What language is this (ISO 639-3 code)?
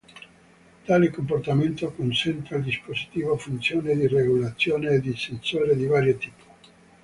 ita